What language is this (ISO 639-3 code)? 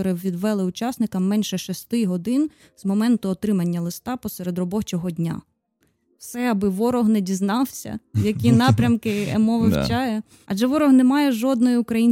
ukr